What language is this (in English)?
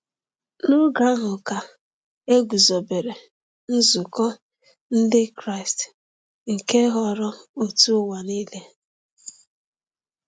Igbo